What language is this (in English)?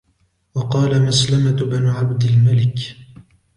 Arabic